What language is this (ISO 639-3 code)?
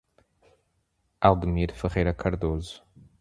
por